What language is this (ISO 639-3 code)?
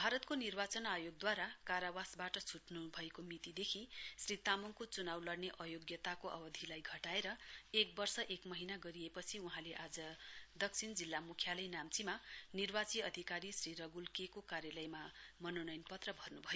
nep